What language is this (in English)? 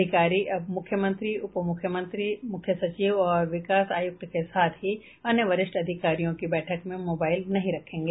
Hindi